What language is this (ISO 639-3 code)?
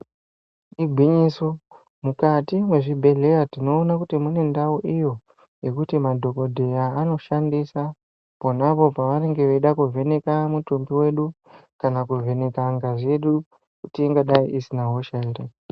ndc